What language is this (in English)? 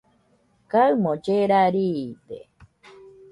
Nüpode Huitoto